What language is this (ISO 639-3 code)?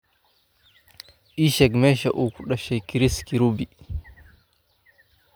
som